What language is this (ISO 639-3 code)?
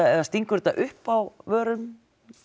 isl